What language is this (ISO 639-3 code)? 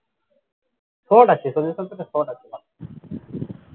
ben